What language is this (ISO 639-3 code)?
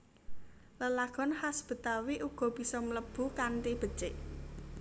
jav